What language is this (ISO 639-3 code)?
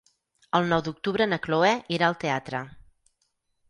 cat